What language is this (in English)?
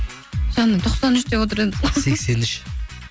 Kazakh